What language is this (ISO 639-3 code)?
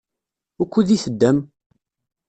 kab